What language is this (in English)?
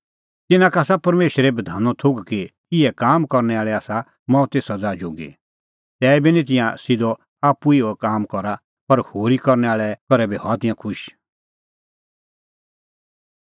Kullu Pahari